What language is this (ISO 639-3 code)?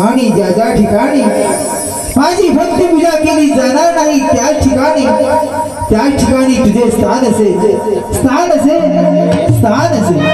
mar